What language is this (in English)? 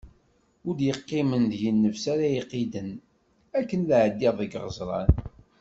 Kabyle